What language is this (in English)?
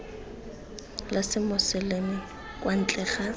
Tswana